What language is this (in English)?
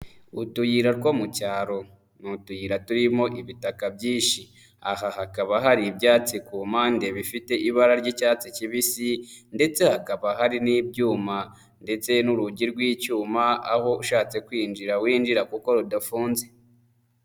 Kinyarwanda